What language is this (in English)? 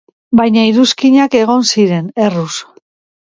Basque